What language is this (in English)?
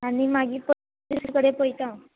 Konkani